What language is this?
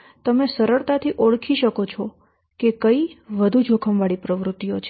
Gujarati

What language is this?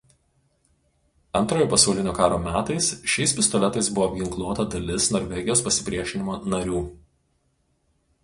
Lithuanian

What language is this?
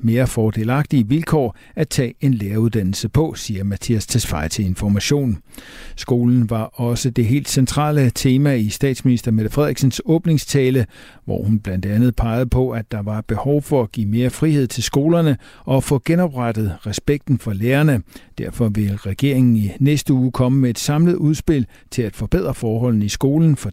Danish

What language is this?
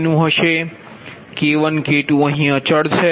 Gujarati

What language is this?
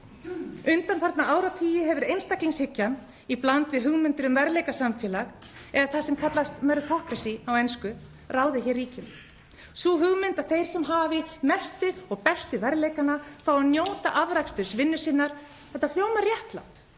Icelandic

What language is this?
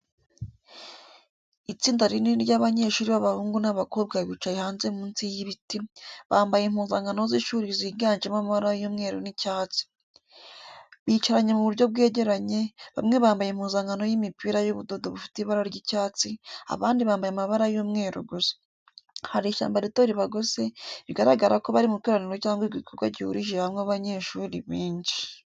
Kinyarwanda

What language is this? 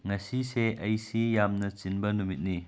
Manipuri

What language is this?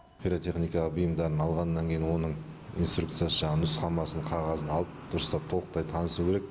Kazakh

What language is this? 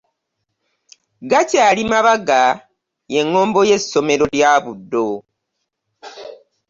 Ganda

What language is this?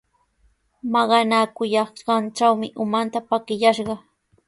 Sihuas Ancash Quechua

